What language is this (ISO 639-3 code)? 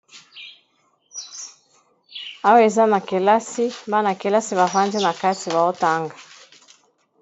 lin